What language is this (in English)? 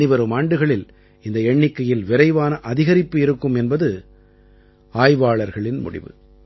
Tamil